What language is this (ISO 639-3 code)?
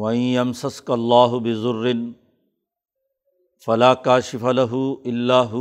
urd